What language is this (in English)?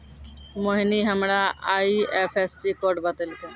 Maithili